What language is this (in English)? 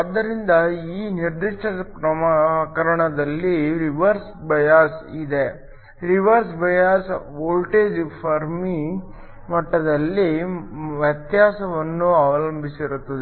Kannada